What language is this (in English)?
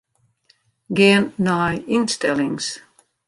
Western Frisian